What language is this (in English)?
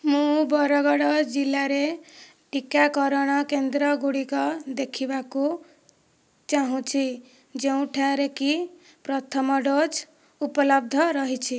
Odia